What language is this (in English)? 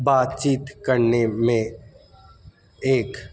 Urdu